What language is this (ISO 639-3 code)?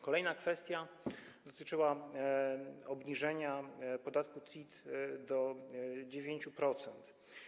pol